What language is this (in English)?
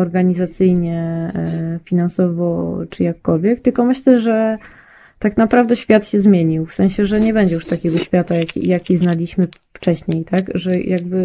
Polish